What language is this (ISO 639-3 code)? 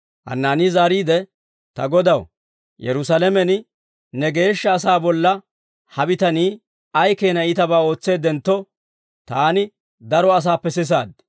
dwr